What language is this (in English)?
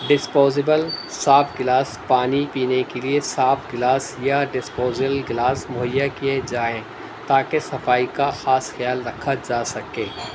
Urdu